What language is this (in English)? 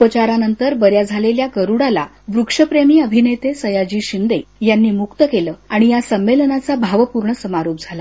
Marathi